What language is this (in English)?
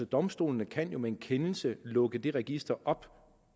Danish